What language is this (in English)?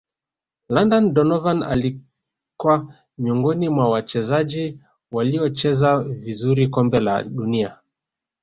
Swahili